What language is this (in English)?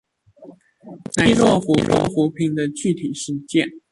Chinese